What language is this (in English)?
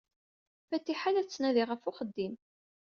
Kabyle